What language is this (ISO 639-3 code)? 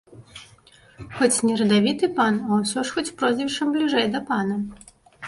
bel